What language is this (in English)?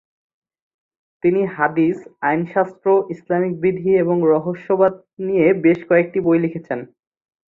Bangla